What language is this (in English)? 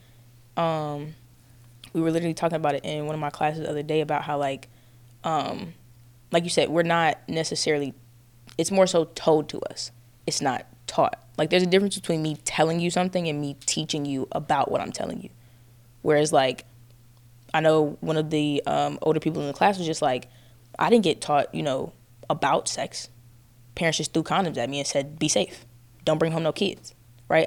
English